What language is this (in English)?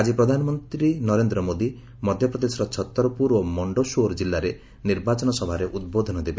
Odia